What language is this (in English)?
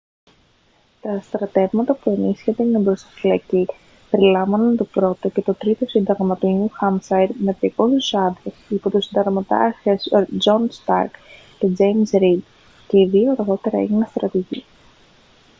Greek